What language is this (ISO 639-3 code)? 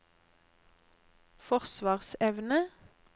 nor